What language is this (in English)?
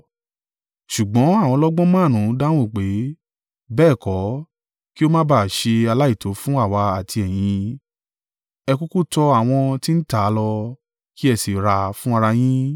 Yoruba